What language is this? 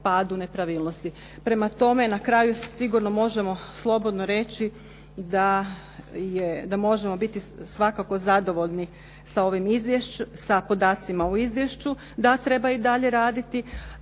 Croatian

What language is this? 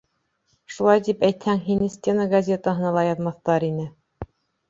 Bashkir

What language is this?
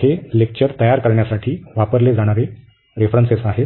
Marathi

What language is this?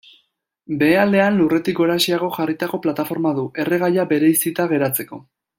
Basque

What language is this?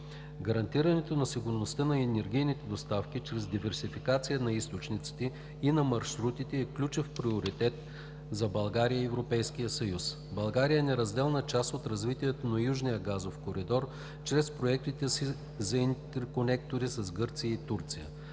Bulgarian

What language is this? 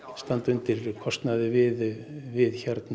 Icelandic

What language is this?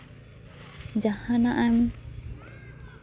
Santali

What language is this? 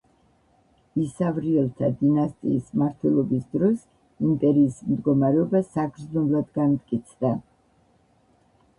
Georgian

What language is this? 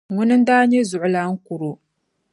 Dagbani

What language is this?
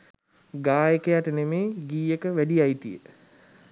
Sinhala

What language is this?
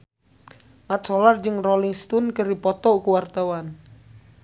Sundanese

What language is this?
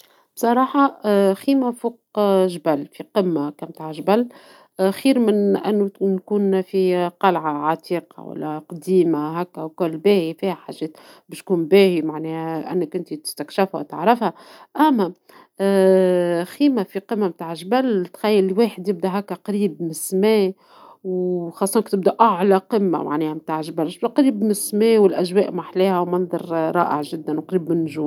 Tunisian Arabic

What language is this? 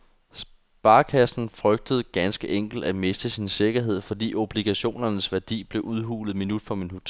Danish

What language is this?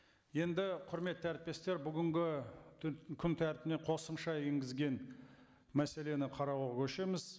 Kazakh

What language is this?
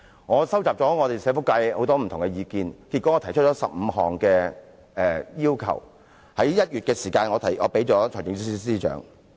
Cantonese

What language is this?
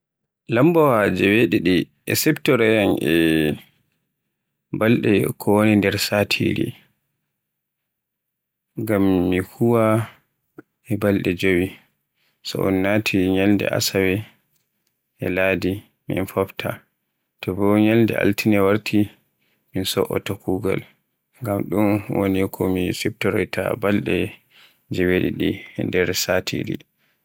Borgu Fulfulde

